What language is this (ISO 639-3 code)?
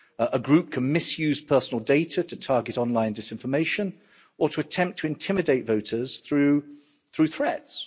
eng